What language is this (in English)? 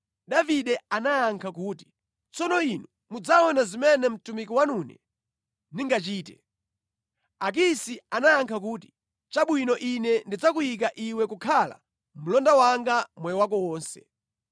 Nyanja